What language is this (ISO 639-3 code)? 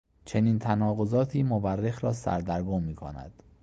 fas